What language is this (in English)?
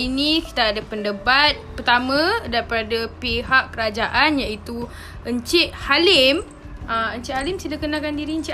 Malay